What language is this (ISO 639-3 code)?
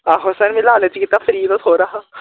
doi